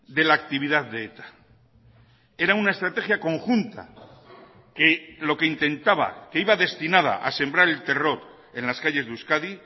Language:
Spanish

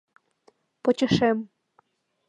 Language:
Mari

